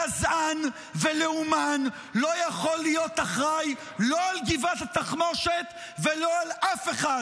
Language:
Hebrew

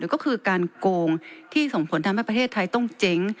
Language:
Thai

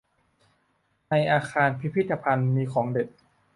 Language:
Thai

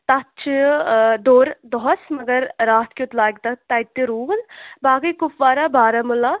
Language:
Kashmiri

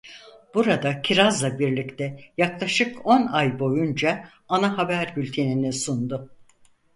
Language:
Turkish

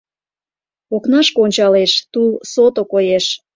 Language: Mari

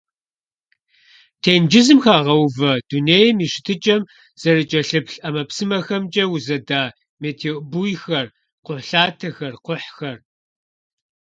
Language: Kabardian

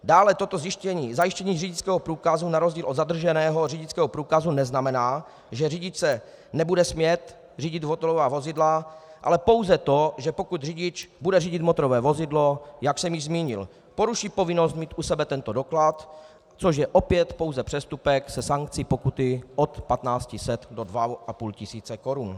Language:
Czech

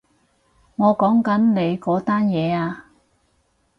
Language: Cantonese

